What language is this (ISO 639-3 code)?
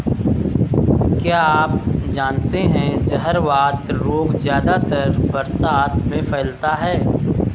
hin